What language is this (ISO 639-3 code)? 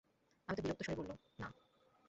ben